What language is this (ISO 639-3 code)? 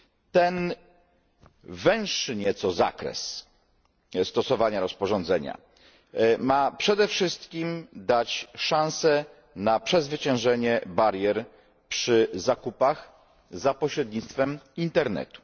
pol